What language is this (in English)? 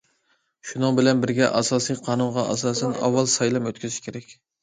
Uyghur